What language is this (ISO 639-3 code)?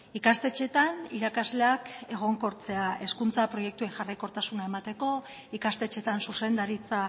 eus